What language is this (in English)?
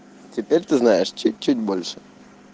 Russian